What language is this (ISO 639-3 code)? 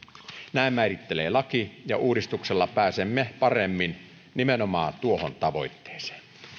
fin